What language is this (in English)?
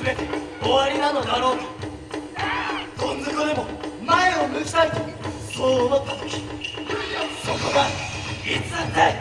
Japanese